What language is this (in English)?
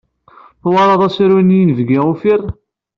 Kabyle